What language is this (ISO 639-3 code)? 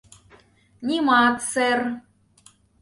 chm